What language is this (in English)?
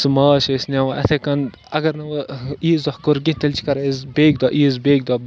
Kashmiri